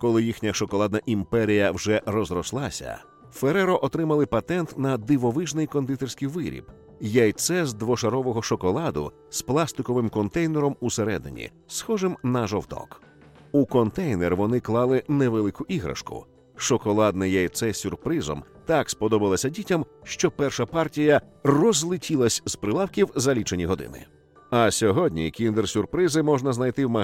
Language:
Ukrainian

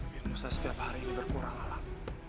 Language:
Indonesian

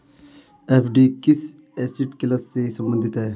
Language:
Hindi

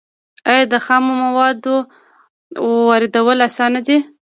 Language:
Pashto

